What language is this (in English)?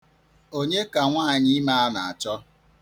Igbo